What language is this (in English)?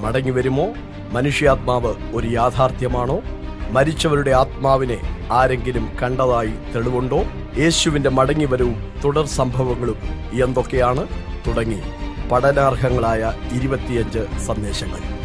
Malayalam